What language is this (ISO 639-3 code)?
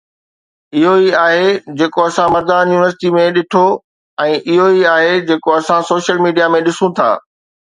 snd